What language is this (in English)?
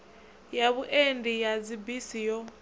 Venda